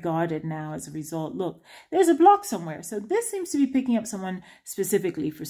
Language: English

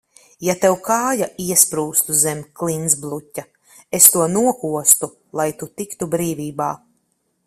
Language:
Latvian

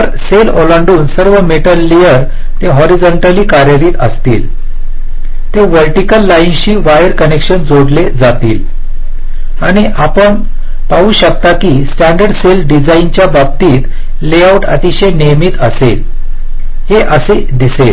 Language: Marathi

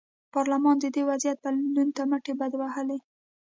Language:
Pashto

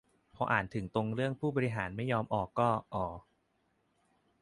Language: Thai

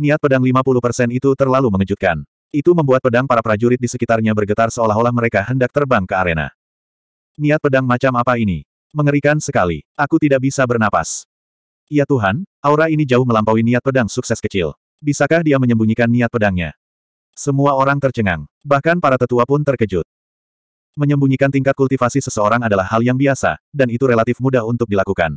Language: Indonesian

